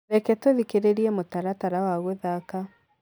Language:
Kikuyu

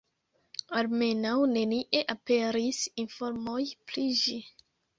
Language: Esperanto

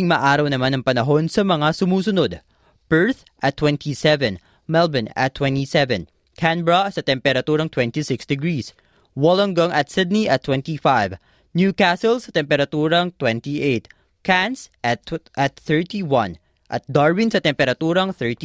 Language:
Filipino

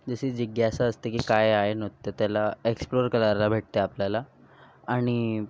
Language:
Marathi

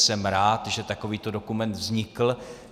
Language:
Czech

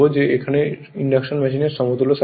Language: Bangla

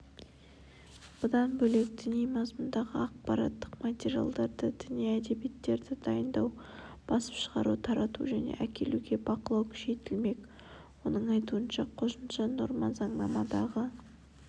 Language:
Kazakh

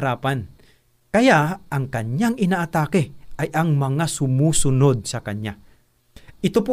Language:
Filipino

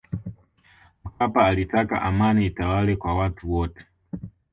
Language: Swahili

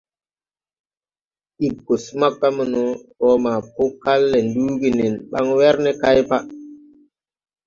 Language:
Tupuri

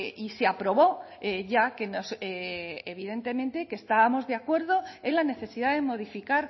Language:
Spanish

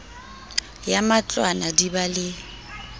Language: Southern Sotho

